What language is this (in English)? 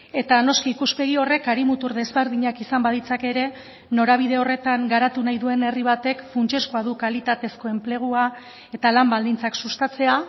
Basque